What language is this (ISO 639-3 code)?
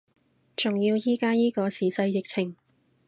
yue